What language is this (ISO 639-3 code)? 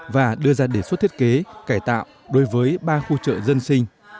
vie